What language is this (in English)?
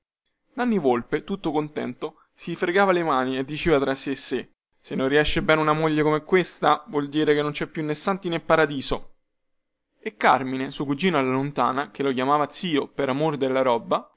Italian